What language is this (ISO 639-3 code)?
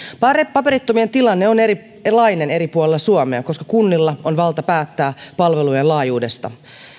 fin